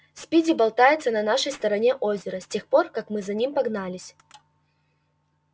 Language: Russian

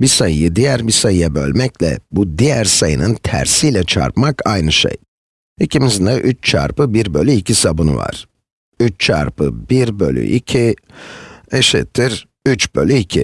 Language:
Turkish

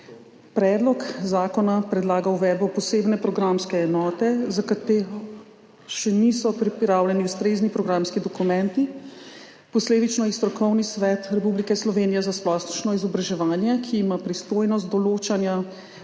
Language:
Slovenian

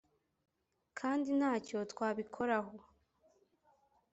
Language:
Kinyarwanda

